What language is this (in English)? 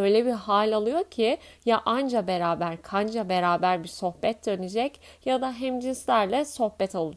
Turkish